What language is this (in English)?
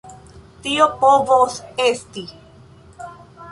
Esperanto